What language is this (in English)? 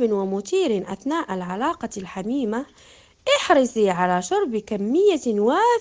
Arabic